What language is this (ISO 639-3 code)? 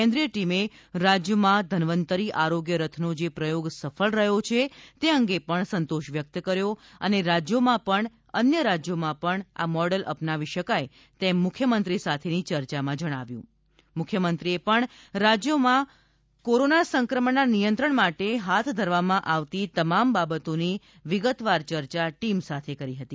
guj